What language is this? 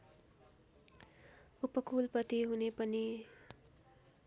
Nepali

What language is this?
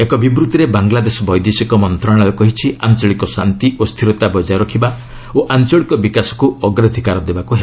Odia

